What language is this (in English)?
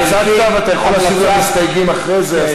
Hebrew